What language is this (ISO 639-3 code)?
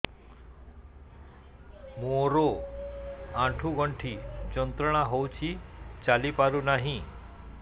ori